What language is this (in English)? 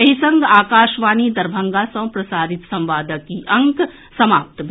Maithili